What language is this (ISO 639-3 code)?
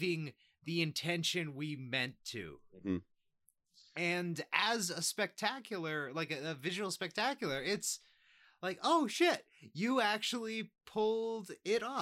eng